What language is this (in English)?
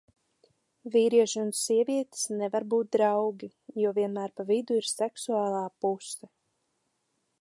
Latvian